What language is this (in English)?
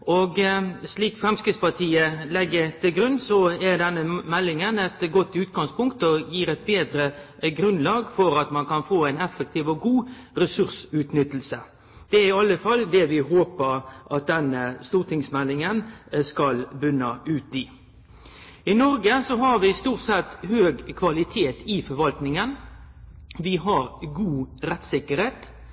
Norwegian Nynorsk